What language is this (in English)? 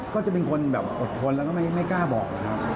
Thai